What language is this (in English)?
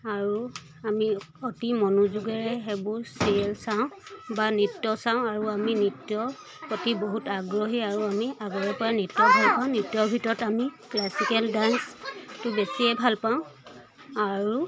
Assamese